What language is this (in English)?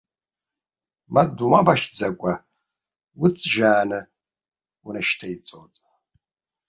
Abkhazian